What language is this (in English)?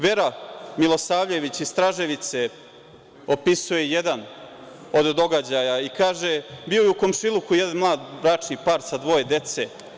Serbian